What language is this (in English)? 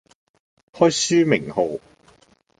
Cantonese